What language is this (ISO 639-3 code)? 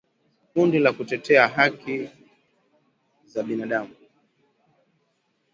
swa